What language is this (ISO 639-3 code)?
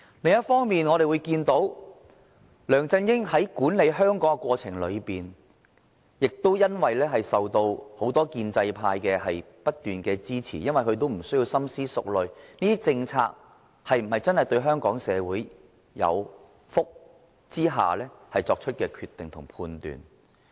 yue